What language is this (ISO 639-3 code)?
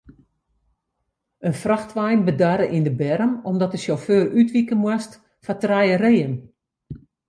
fry